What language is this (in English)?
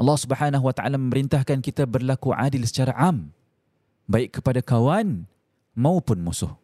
Malay